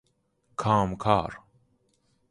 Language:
Persian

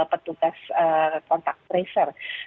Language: Indonesian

